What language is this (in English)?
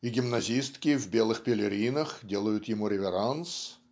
Russian